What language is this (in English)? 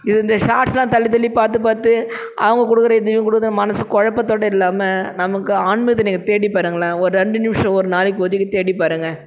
Tamil